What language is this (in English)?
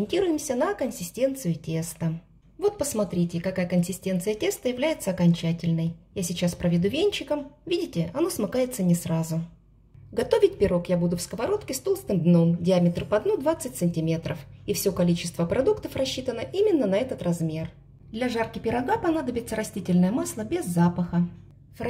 Russian